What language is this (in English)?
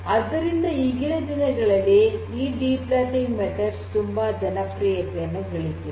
Kannada